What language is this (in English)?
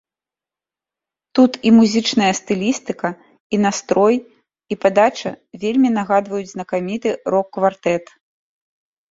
Belarusian